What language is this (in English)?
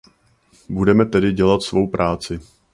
Czech